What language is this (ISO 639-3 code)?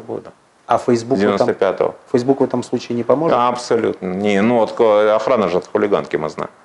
rus